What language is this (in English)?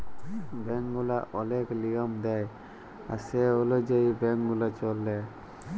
Bangla